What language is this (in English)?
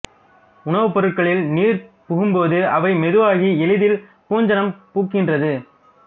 Tamil